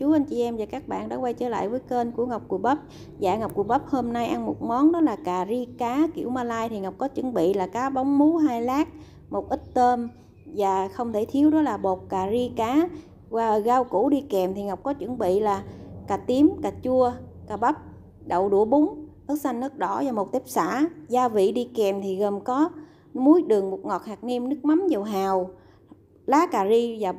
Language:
Vietnamese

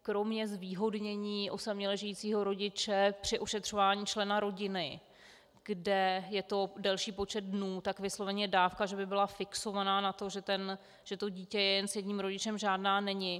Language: Czech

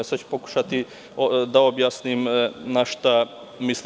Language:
Serbian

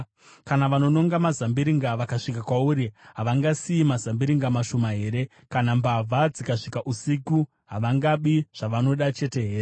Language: Shona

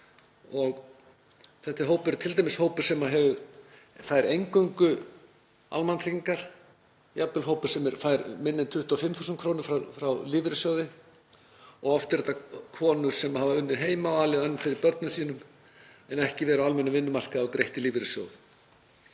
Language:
Icelandic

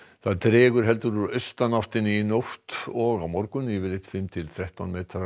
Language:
Icelandic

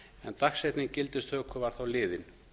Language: Icelandic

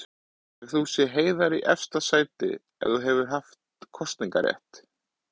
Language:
Icelandic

